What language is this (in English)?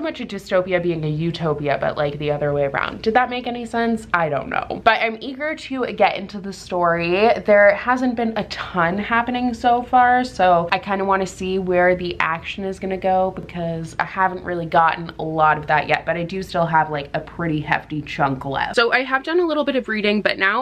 English